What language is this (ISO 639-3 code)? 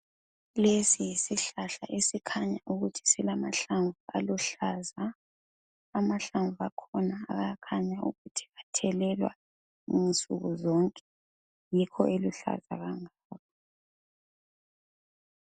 nde